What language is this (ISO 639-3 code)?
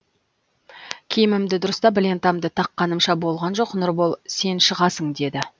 kaz